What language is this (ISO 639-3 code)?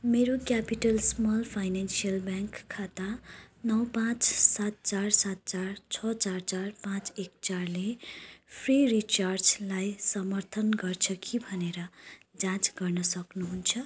nep